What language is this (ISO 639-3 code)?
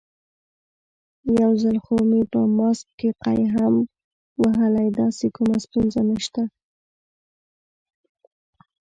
pus